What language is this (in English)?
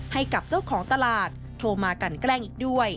Thai